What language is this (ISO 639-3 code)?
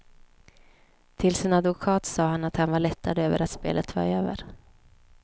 swe